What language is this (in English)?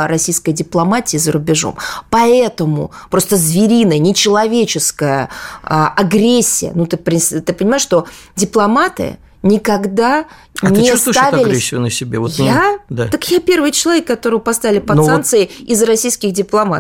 Russian